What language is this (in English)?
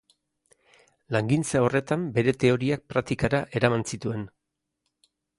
Basque